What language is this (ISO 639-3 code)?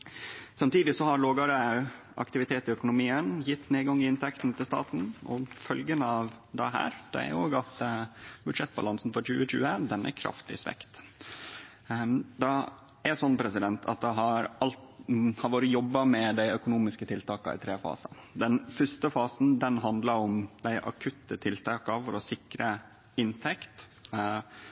nno